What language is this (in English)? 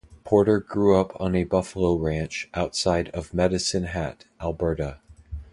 English